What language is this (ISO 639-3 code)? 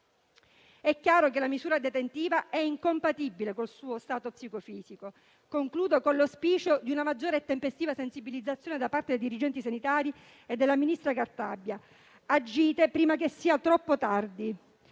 ita